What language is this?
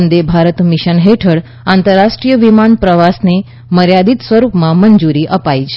Gujarati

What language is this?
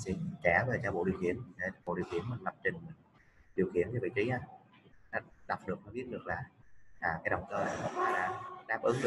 Vietnamese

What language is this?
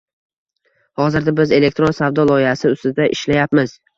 Uzbek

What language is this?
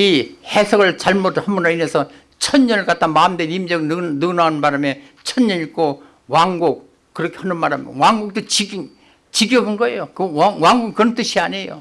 Korean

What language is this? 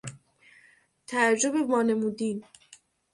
Persian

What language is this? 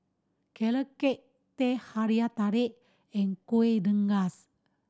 English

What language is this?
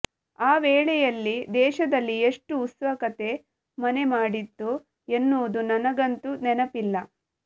Kannada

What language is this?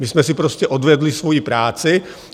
Czech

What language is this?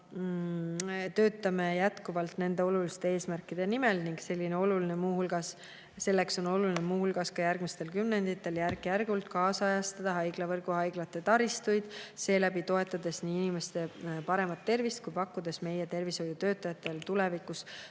Estonian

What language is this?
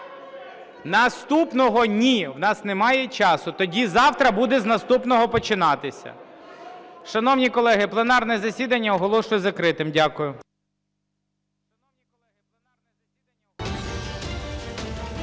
Ukrainian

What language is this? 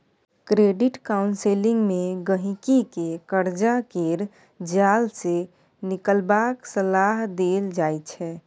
Maithili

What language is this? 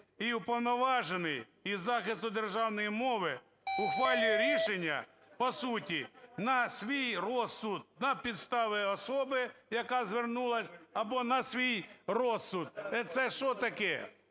Ukrainian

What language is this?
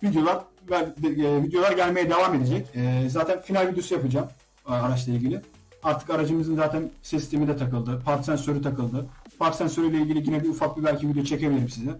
Turkish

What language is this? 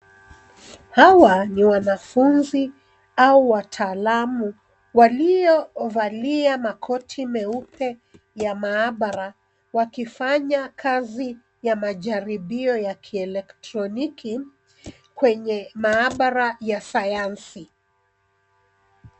Swahili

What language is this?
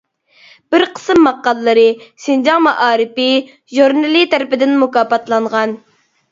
Uyghur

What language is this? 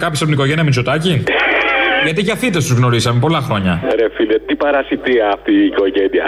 Greek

